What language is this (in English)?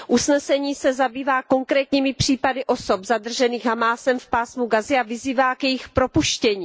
Czech